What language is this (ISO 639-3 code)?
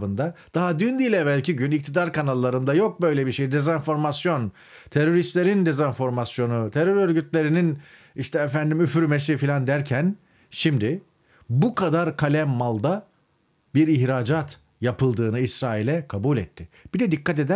tur